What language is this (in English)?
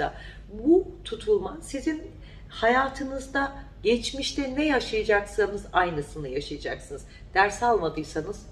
Turkish